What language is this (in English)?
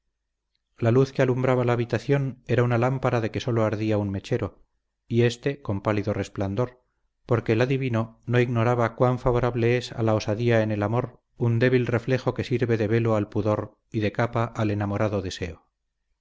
Spanish